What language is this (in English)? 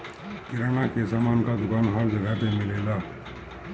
Bhojpuri